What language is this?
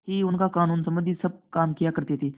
Hindi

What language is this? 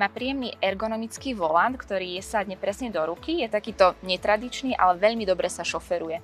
Slovak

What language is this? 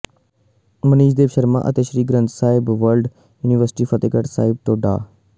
Punjabi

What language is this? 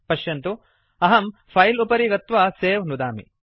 Sanskrit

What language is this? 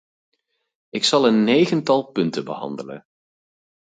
Dutch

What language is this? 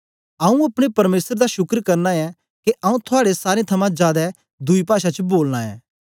Dogri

